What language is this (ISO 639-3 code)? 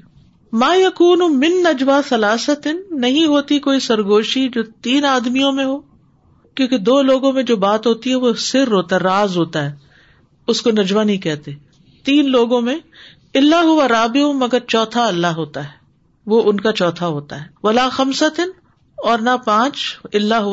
urd